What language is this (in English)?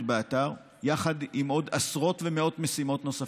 Hebrew